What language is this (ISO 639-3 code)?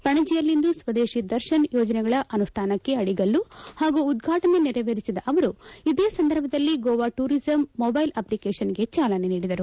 kan